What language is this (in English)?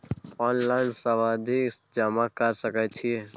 Maithili